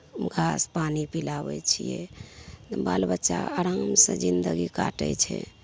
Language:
Maithili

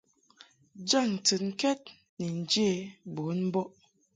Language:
Mungaka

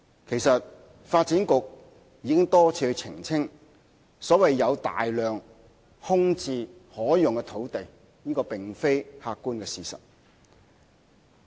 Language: Cantonese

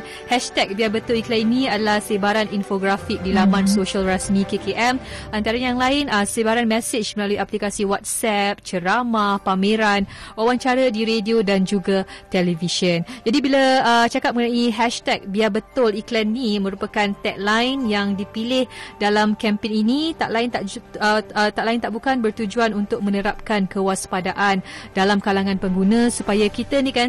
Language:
Malay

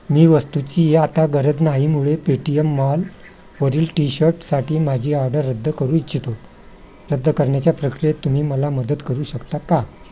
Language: Marathi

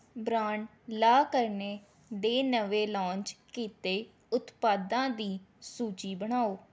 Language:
Punjabi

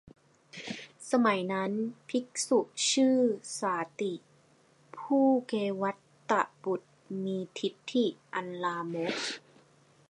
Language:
Thai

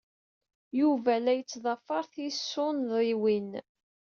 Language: Kabyle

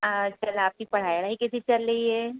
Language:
Hindi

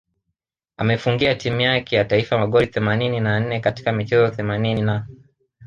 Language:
Swahili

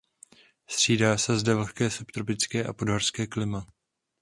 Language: Czech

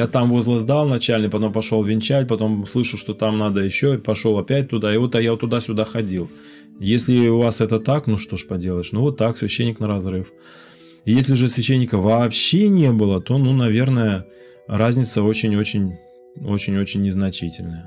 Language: Russian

